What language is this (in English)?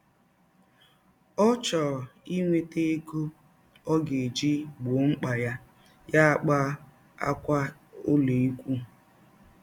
Igbo